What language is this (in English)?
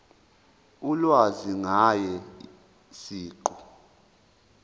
Zulu